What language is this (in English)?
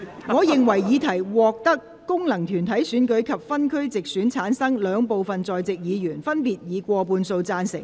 Cantonese